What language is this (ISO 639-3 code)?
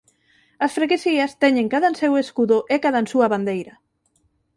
glg